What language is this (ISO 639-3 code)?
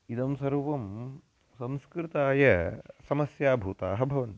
san